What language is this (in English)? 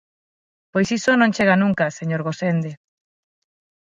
Galician